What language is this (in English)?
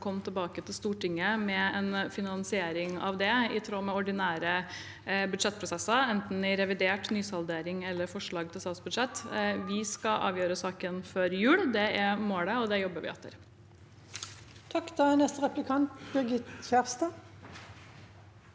Norwegian